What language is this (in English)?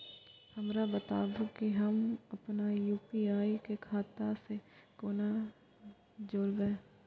Maithili